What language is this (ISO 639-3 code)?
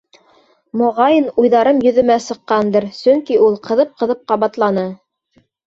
bak